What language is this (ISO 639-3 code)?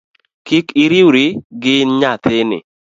luo